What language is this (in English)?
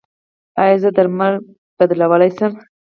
Pashto